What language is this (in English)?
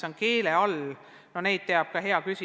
Estonian